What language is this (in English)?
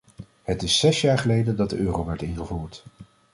Dutch